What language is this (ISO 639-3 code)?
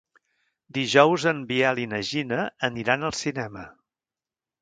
cat